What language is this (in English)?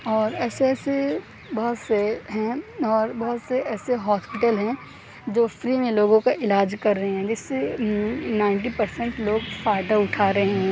Urdu